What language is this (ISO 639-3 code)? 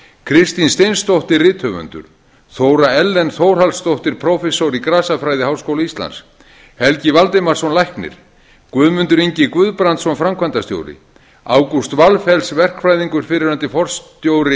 isl